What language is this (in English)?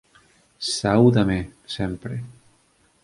Galician